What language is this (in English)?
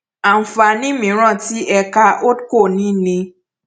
Yoruba